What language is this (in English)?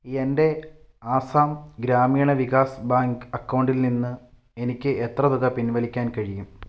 Malayalam